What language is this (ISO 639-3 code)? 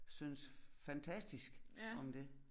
dan